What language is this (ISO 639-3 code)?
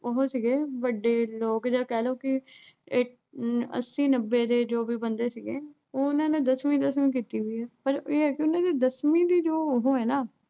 pan